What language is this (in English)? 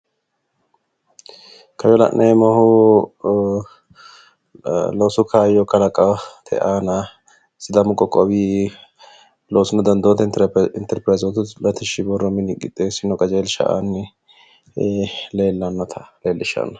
Sidamo